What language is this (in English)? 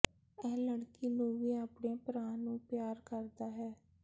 Punjabi